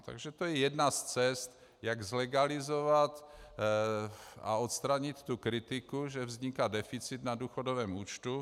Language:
Czech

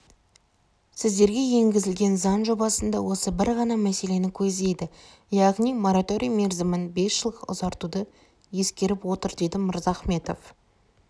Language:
Kazakh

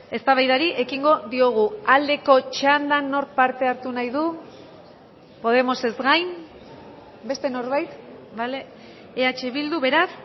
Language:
Basque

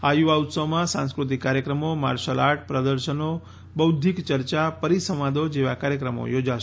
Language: Gujarati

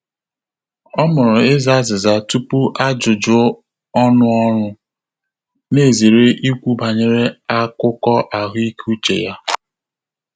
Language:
Igbo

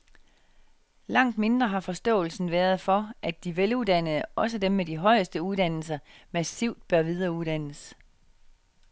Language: Danish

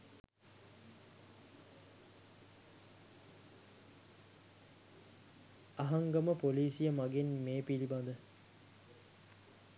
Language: Sinhala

